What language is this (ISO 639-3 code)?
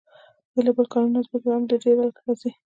pus